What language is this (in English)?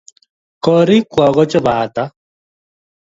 Kalenjin